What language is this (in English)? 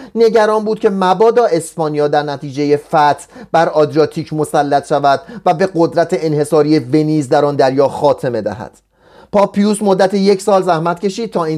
Persian